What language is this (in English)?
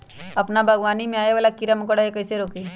Magahi